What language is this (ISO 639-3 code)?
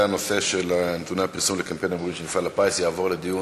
heb